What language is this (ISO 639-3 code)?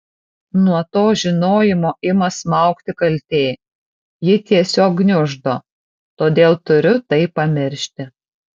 lit